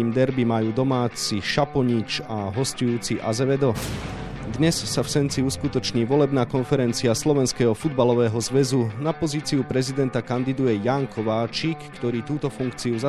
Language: Slovak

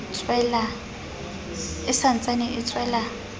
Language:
Southern Sotho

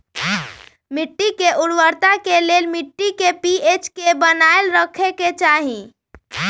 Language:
Magahi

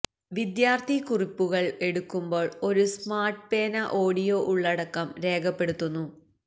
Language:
Malayalam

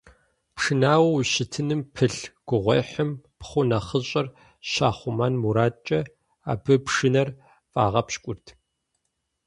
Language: Kabardian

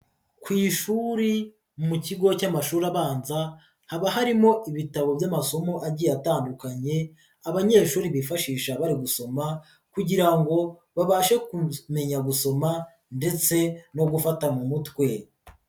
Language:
Kinyarwanda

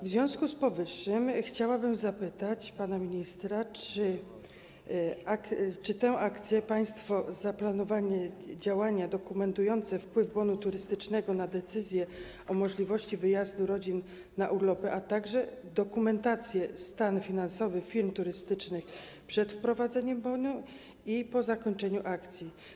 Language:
Polish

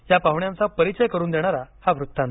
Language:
Marathi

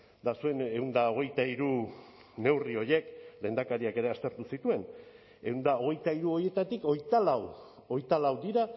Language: Basque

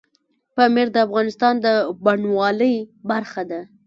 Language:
Pashto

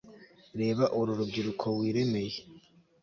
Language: Kinyarwanda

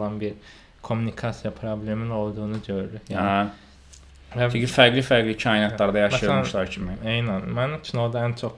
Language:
Turkish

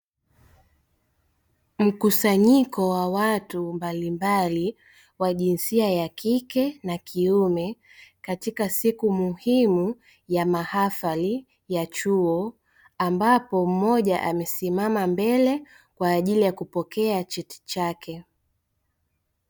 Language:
Swahili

